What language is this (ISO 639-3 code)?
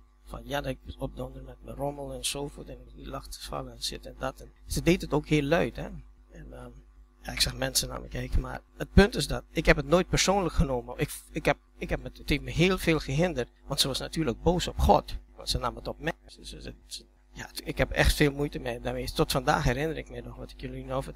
nld